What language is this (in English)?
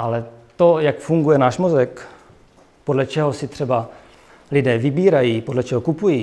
Czech